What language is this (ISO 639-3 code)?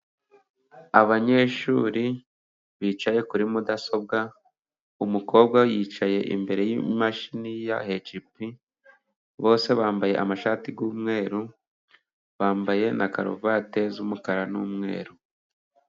kin